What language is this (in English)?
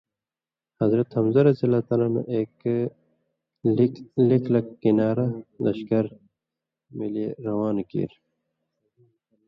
Indus Kohistani